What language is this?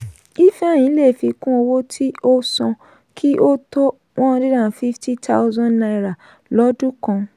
Yoruba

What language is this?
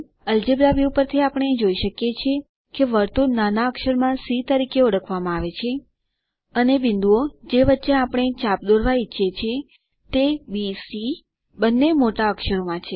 Gujarati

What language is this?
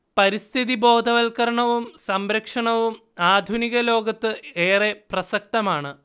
Malayalam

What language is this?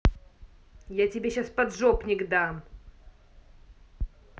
Russian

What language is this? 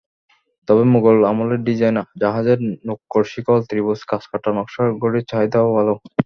Bangla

